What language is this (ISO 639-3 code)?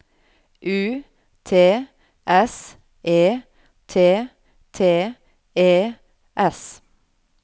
nor